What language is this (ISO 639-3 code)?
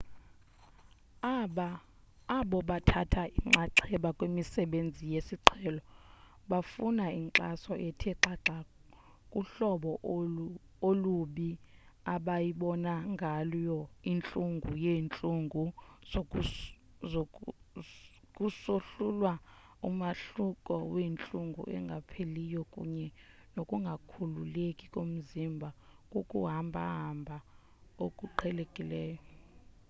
xho